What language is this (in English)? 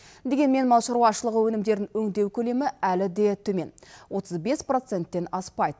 Kazakh